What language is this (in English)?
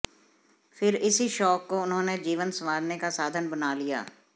Hindi